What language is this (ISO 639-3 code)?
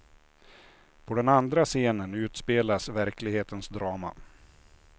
swe